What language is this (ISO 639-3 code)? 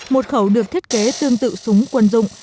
vie